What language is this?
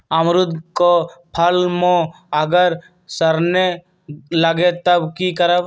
Magahi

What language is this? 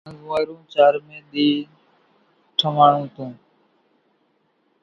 Kachi Koli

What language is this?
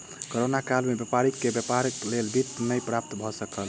Maithili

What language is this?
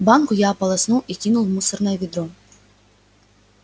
Russian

